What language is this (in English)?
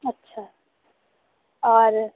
Urdu